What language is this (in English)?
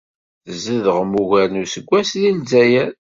Kabyle